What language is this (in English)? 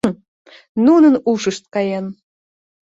Mari